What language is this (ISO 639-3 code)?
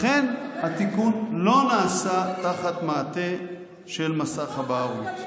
heb